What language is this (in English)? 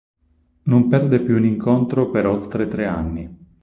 Italian